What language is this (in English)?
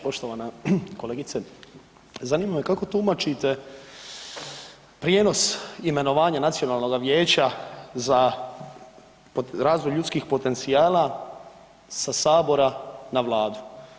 Croatian